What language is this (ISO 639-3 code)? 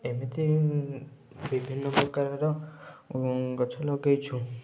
ori